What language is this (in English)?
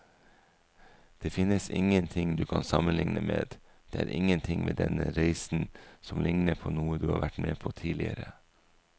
Norwegian